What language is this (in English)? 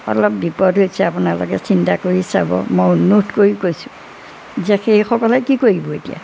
Assamese